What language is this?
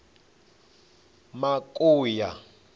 Venda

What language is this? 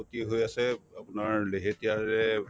Assamese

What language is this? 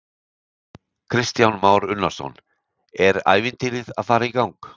Icelandic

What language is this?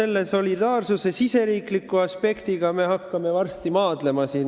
Estonian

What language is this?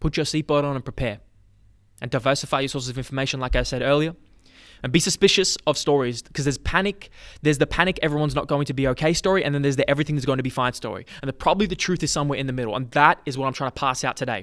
English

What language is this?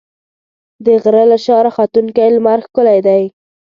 Pashto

